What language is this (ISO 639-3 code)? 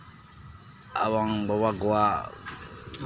sat